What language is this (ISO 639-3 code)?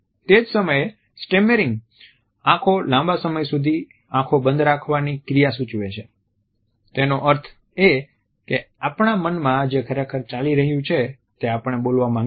guj